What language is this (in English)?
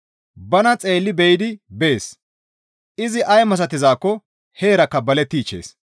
Gamo